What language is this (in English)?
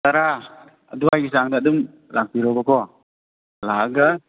Manipuri